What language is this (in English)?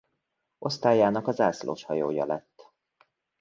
Hungarian